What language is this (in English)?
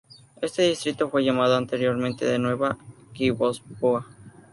Spanish